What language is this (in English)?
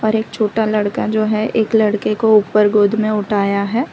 Hindi